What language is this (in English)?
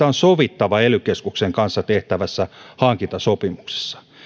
Finnish